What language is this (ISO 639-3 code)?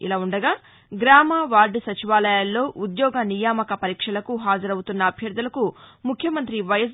tel